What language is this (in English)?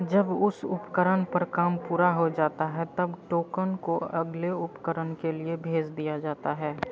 Hindi